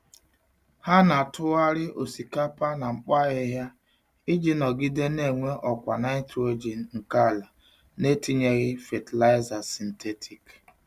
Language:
Igbo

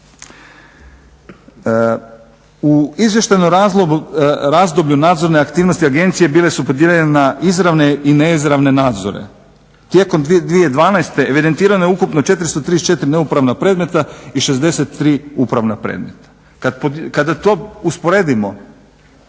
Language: Croatian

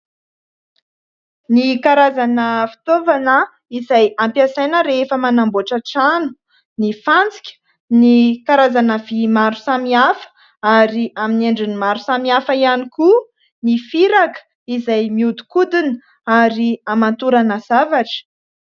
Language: Malagasy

